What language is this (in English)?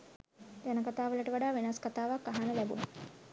Sinhala